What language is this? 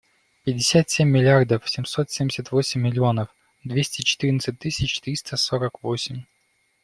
Russian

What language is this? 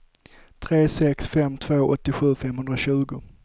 Swedish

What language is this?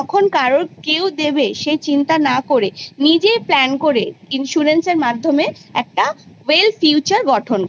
Bangla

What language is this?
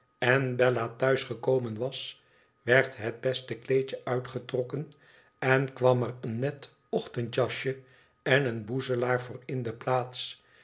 Dutch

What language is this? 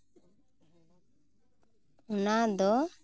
Santali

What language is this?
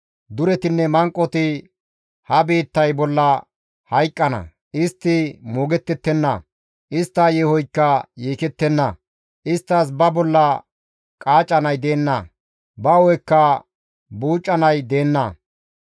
Gamo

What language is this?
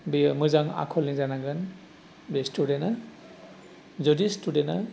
Bodo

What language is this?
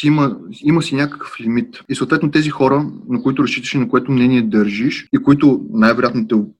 Bulgarian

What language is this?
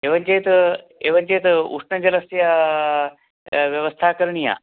Sanskrit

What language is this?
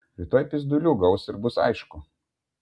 Lithuanian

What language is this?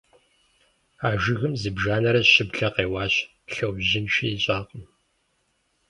Kabardian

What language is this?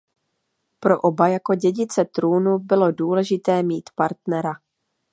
Czech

